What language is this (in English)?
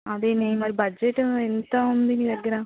Telugu